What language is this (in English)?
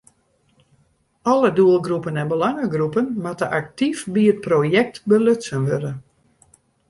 Western Frisian